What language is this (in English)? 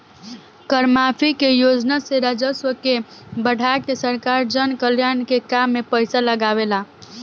Bhojpuri